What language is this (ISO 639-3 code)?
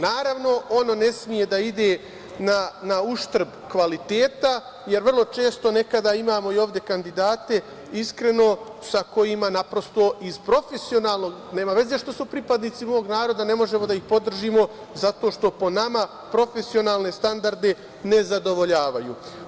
srp